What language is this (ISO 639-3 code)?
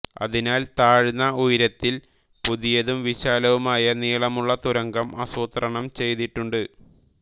mal